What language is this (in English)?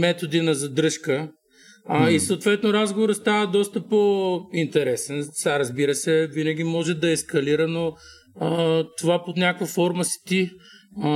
Bulgarian